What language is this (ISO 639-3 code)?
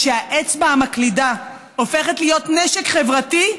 heb